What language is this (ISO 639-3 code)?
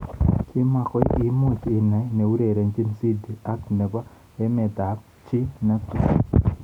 kln